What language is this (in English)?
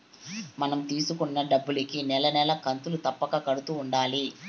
Telugu